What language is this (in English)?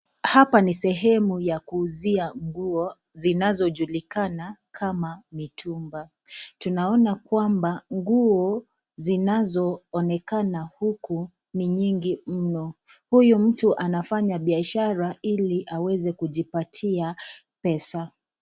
Swahili